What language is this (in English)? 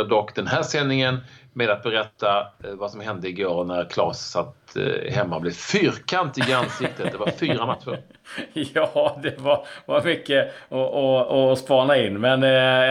Swedish